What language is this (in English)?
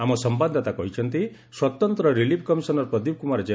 Odia